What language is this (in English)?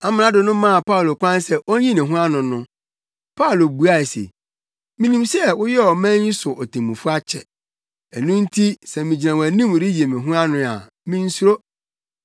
Akan